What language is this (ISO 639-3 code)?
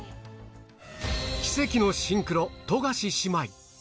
jpn